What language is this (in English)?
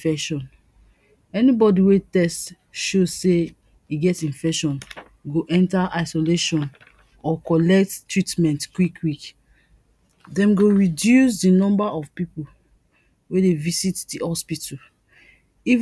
Nigerian Pidgin